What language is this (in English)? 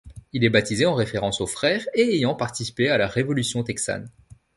French